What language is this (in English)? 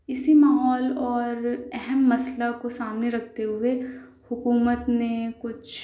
Urdu